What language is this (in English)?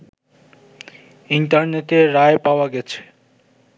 Bangla